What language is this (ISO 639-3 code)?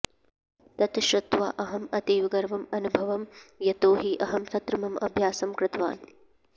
san